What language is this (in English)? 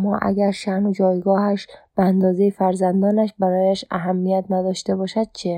Persian